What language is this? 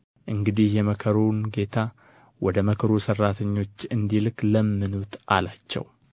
Amharic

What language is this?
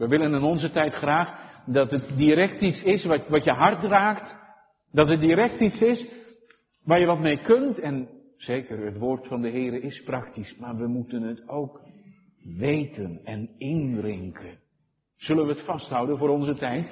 Dutch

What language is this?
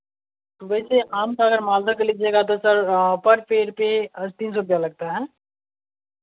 Hindi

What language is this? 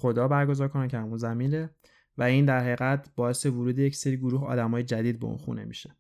Persian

